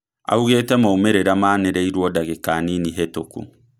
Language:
Kikuyu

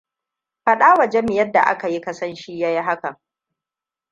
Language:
Hausa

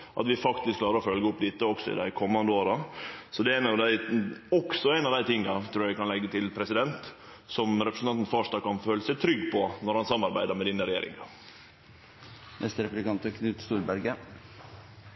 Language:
Norwegian Nynorsk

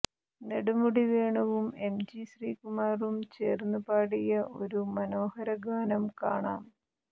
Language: Malayalam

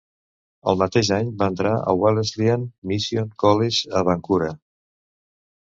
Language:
Catalan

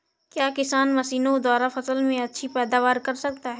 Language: Hindi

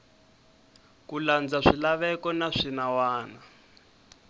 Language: Tsonga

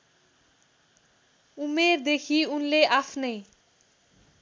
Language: Nepali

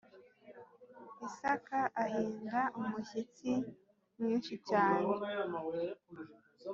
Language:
Kinyarwanda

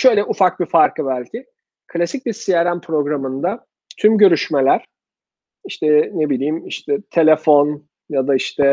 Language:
Turkish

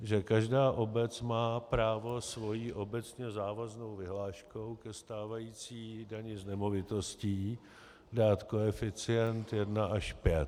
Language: Czech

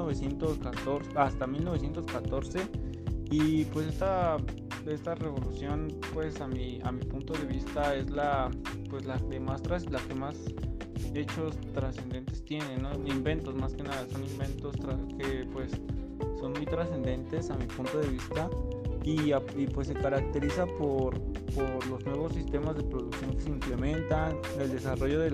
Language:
Spanish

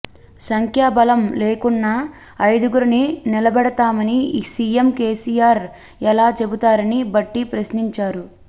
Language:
Telugu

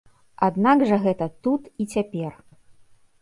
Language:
Belarusian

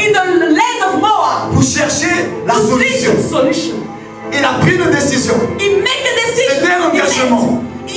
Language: French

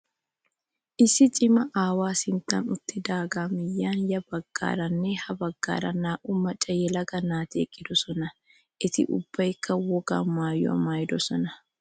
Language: Wolaytta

